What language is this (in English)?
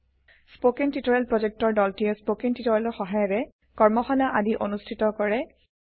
Assamese